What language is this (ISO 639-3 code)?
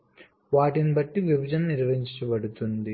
tel